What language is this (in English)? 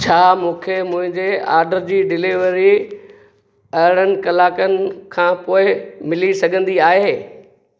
Sindhi